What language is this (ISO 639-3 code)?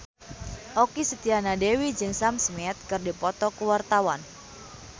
sun